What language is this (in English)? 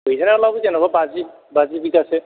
Bodo